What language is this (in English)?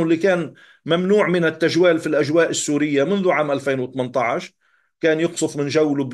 Arabic